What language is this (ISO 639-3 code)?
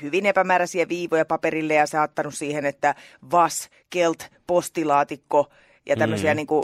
fin